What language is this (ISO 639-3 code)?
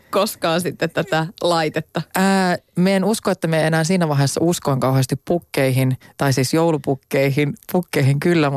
fin